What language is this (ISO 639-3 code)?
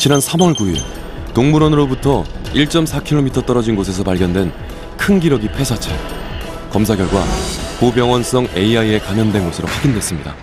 kor